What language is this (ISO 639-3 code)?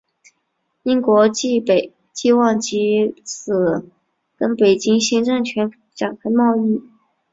zho